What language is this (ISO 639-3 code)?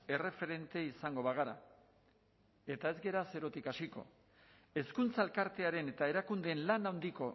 eus